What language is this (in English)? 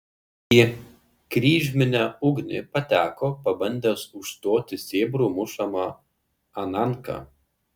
Lithuanian